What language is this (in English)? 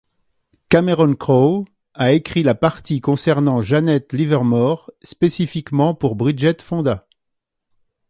French